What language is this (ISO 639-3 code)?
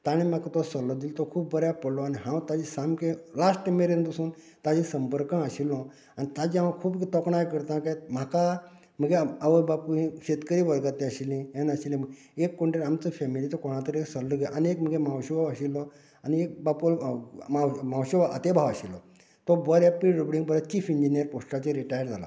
kok